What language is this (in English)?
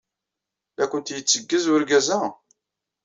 Kabyle